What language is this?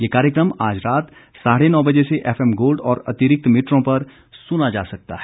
Hindi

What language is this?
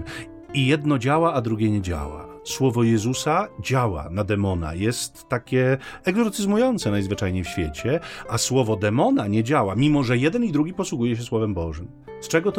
Polish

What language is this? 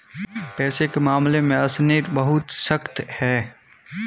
Hindi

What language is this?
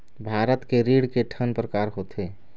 Chhattisgarhi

